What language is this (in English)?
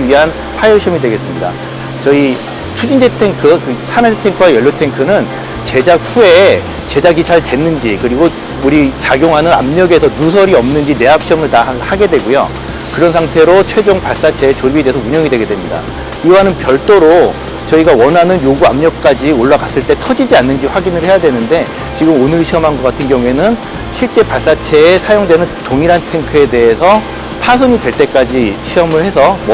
Korean